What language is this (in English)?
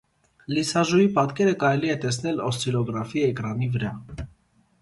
Armenian